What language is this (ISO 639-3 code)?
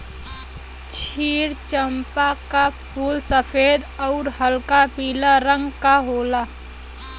bho